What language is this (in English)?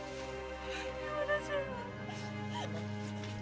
Indonesian